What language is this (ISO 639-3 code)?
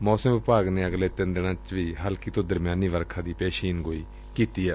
pan